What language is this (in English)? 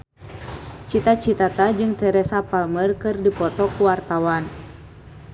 Sundanese